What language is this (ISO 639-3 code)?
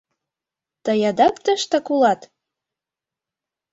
chm